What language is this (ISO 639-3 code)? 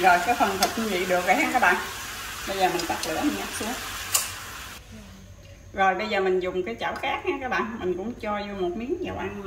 vie